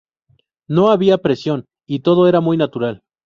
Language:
Spanish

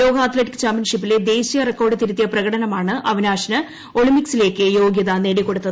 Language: Malayalam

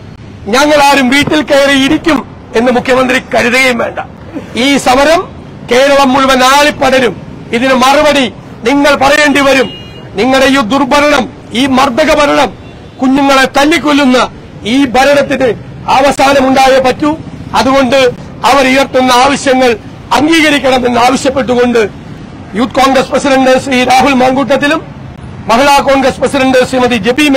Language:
Malayalam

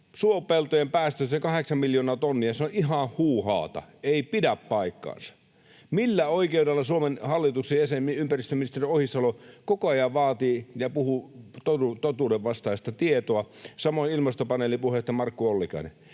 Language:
Finnish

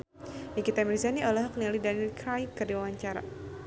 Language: Sundanese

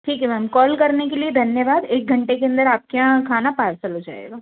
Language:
Hindi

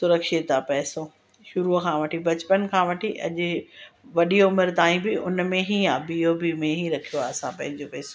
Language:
Sindhi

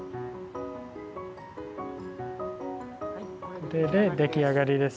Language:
Japanese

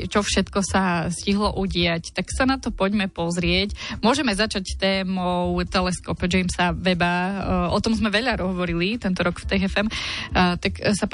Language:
Slovak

